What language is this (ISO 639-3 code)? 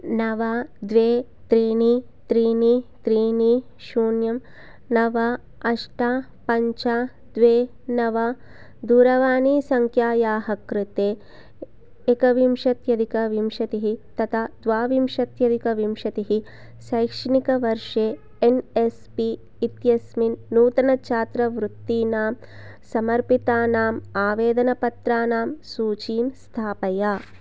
san